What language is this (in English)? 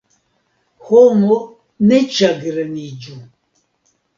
Esperanto